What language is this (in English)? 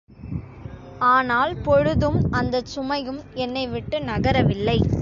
Tamil